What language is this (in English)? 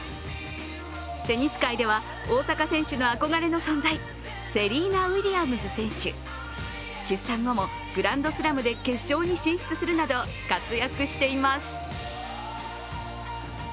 Japanese